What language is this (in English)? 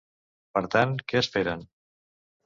Catalan